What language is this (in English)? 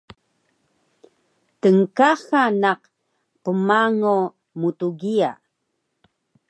Taroko